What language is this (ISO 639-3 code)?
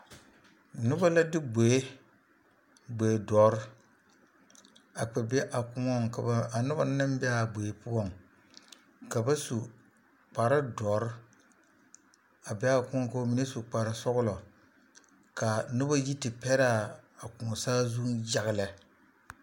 dga